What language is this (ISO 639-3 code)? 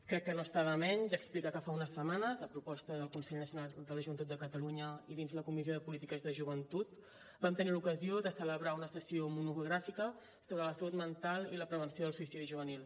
cat